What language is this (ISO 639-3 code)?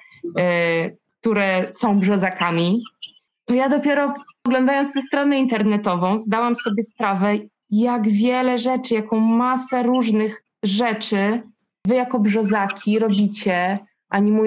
pol